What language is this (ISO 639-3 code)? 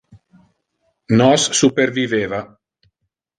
ina